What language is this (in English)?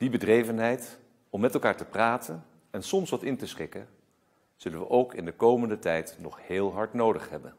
Dutch